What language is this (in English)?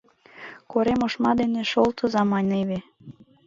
Mari